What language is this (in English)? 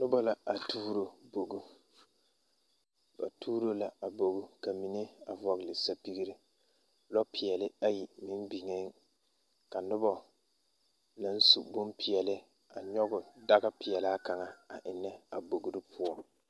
Southern Dagaare